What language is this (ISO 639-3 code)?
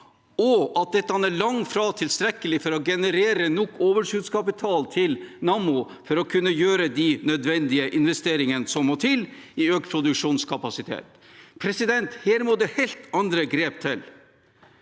nor